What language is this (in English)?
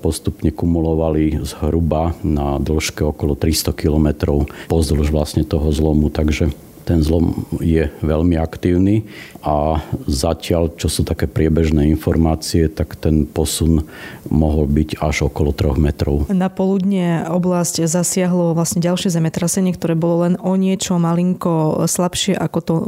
Slovak